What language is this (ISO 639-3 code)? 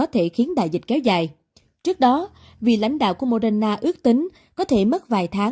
vie